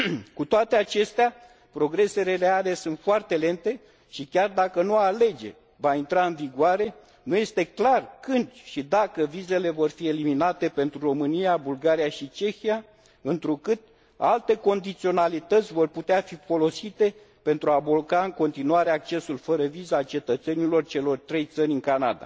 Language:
Romanian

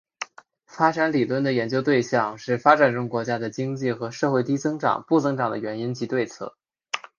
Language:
Chinese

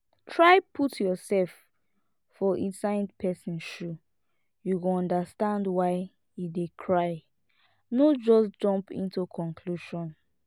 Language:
Nigerian Pidgin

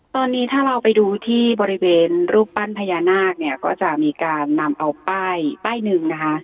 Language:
Thai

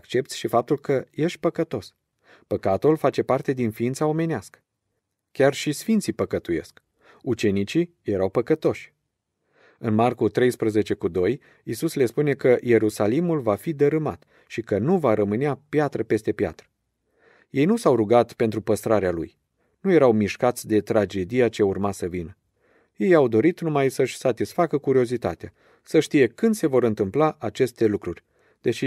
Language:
Romanian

